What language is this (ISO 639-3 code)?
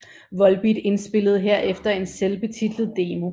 dan